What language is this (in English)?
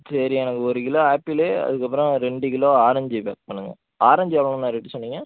Tamil